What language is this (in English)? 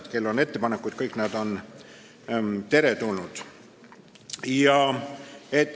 Estonian